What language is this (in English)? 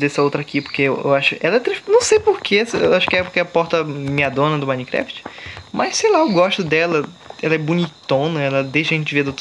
Portuguese